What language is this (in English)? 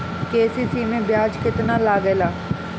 Bhojpuri